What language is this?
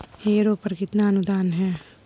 Hindi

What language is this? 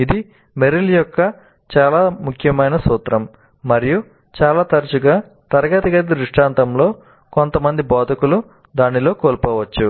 Telugu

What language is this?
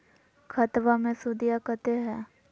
Magahi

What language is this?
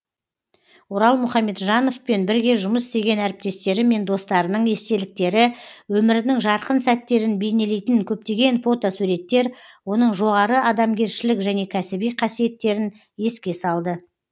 Kazakh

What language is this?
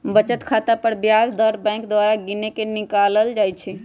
Magahi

